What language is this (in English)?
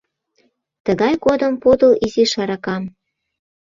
Mari